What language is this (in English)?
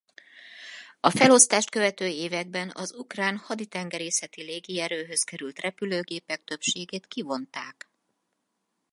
Hungarian